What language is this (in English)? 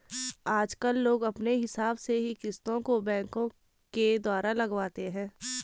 Hindi